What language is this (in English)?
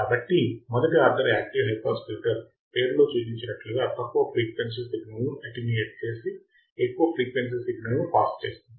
Telugu